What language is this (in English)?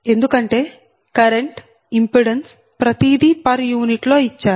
Telugu